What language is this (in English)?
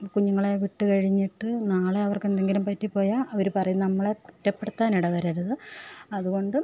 Malayalam